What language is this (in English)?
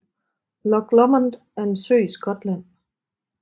Danish